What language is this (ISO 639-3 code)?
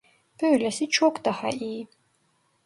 tur